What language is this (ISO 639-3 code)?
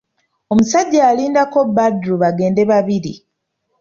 lug